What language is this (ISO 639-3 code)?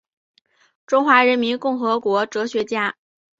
zho